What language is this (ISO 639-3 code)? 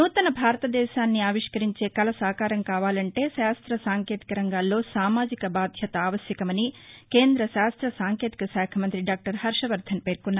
tel